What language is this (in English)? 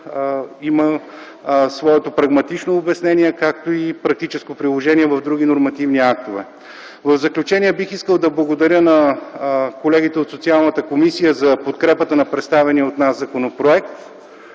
Bulgarian